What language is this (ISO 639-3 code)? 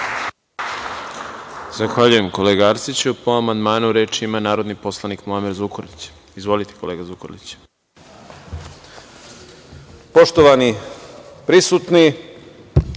srp